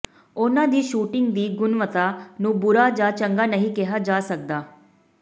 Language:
Punjabi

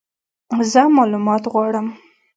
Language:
Pashto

